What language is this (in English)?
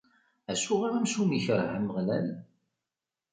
Kabyle